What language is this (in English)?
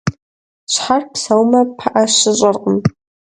Kabardian